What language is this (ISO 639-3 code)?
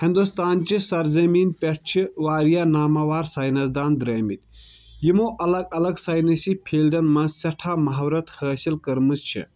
kas